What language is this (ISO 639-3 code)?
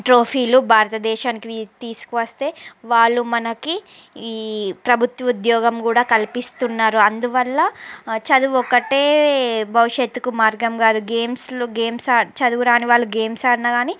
tel